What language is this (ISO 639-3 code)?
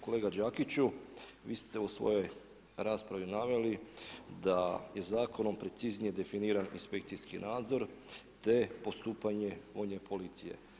hrv